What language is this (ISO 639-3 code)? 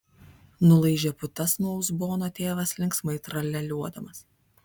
lit